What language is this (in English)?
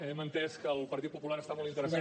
Catalan